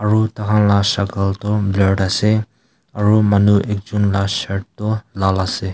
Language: Naga Pidgin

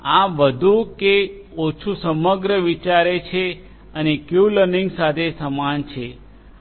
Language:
Gujarati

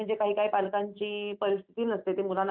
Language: Marathi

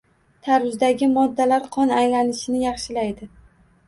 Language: Uzbek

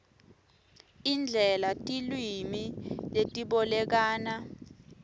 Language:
Swati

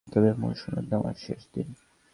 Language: Bangla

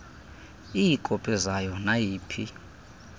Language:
Xhosa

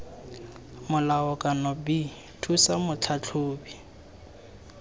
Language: Tswana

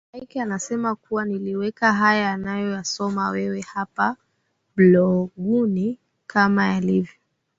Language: Swahili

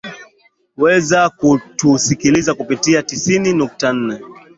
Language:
Swahili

